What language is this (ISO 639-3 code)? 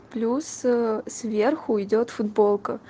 rus